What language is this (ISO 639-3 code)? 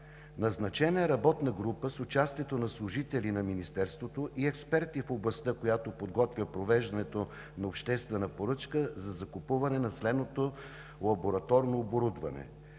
bul